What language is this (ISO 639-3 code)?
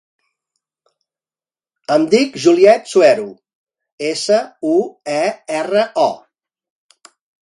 cat